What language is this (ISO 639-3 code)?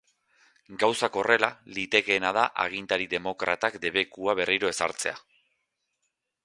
eus